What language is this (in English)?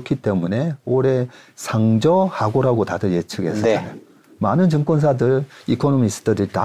Korean